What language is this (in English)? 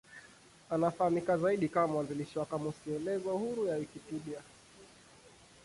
Swahili